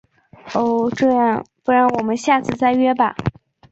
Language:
Chinese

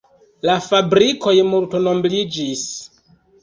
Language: Esperanto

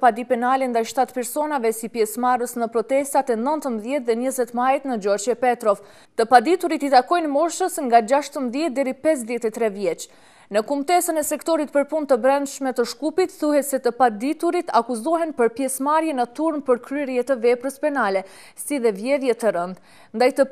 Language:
Romanian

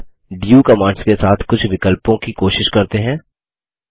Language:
Hindi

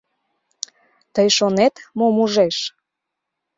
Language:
Mari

